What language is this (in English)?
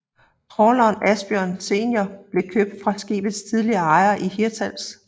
Danish